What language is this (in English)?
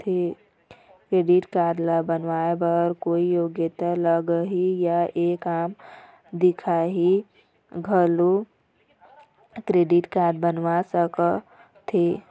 Chhattisgarhi